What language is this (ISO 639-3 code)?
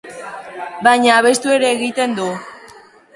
eus